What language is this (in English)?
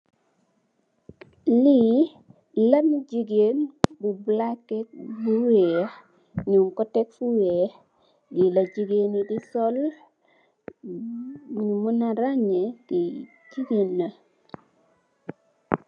Wolof